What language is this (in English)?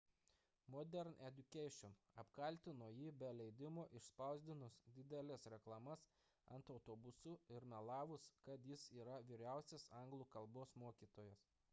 Lithuanian